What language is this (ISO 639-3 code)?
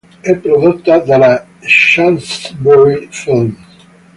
ita